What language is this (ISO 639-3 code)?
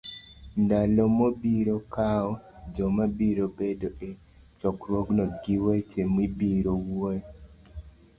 luo